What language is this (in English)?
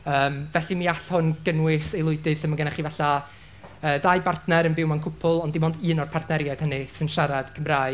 Welsh